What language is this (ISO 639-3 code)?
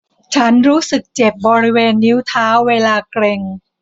tha